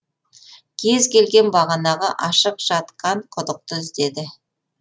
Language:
Kazakh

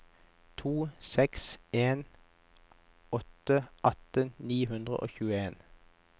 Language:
Norwegian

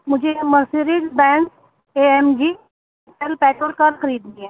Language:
Urdu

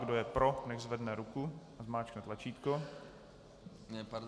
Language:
Czech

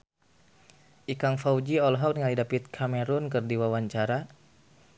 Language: Sundanese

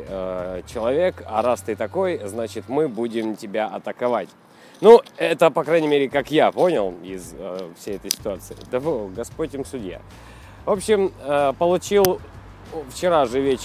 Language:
Russian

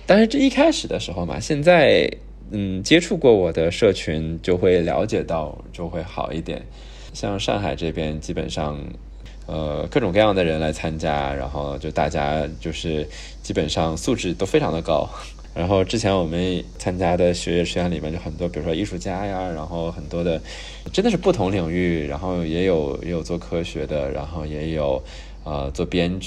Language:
Chinese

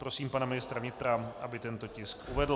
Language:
Czech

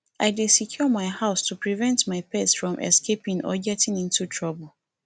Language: Nigerian Pidgin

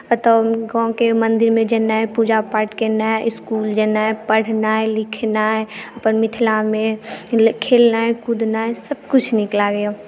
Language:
Maithili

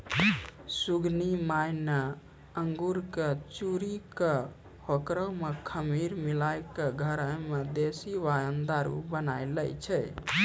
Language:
Maithili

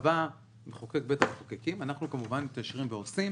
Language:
Hebrew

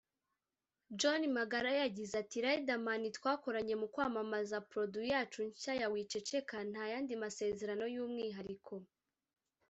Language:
Kinyarwanda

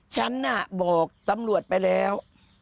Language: Thai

